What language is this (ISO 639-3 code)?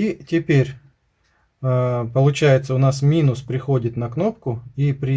rus